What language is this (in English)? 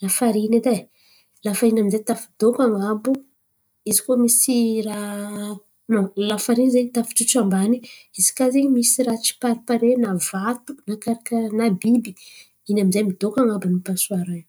Antankarana Malagasy